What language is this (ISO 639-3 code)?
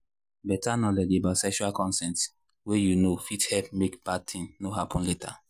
pcm